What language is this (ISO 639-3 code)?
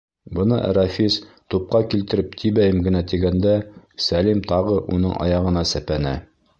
bak